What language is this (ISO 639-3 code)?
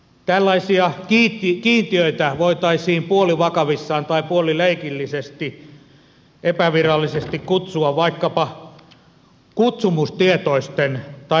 fin